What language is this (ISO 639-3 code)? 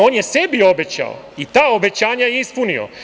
srp